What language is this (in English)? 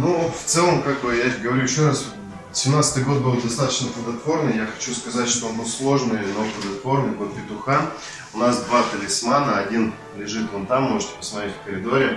Russian